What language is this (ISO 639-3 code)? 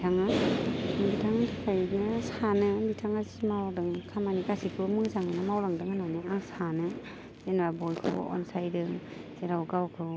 brx